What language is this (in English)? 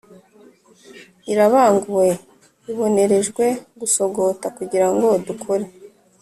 Kinyarwanda